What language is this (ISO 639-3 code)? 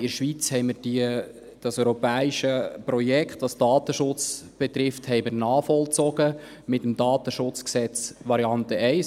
gsw